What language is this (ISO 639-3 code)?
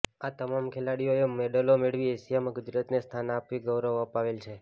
guj